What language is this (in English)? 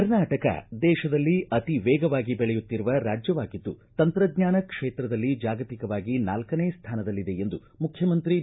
Kannada